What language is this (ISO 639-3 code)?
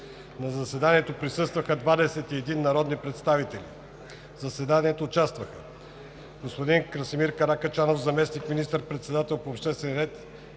bul